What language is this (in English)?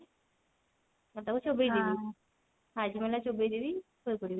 Odia